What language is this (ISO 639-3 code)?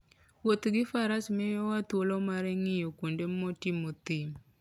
luo